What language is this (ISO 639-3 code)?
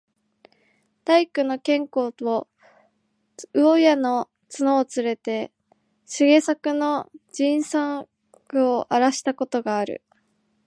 jpn